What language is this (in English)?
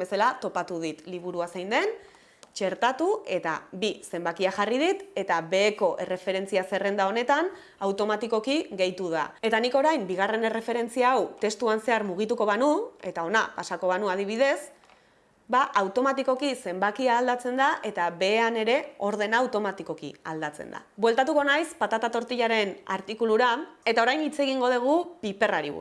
Basque